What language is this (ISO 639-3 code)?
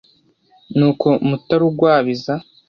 kin